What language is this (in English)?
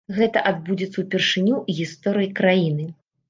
Belarusian